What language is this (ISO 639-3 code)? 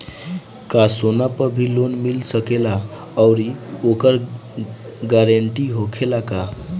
bho